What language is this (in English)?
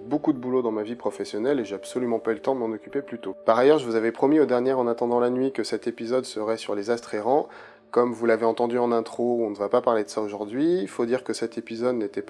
French